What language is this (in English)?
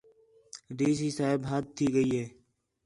Khetrani